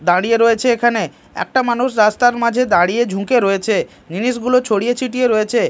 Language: Bangla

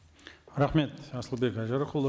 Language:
Kazakh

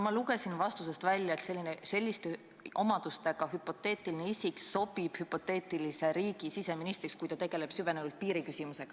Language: Estonian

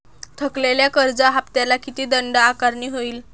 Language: Marathi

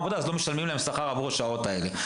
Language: Hebrew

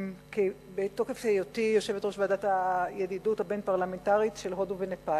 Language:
Hebrew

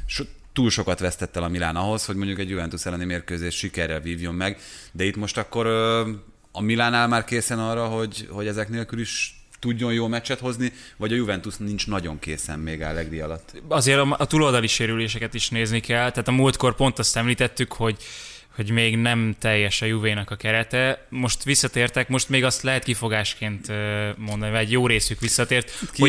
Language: Hungarian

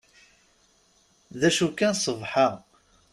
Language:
Kabyle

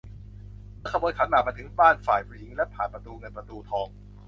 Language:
Thai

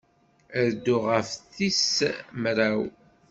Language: Kabyle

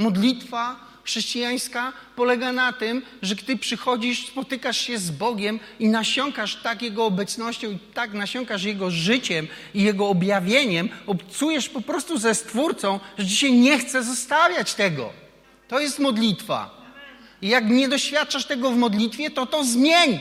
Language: Polish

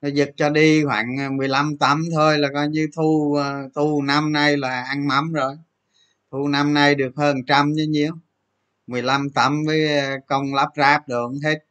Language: Vietnamese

